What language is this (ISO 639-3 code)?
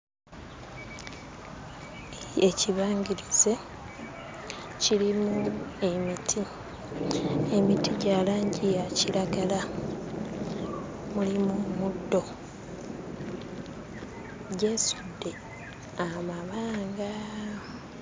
lug